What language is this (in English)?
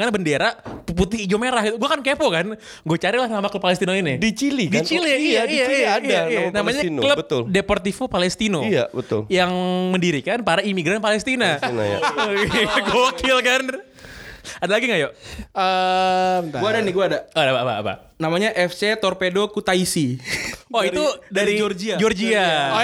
Indonesian